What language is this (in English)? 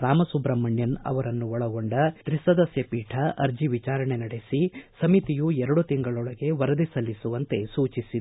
Kannada